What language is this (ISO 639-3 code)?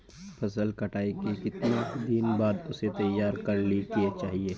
mag